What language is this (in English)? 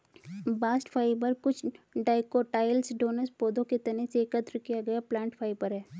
Hindi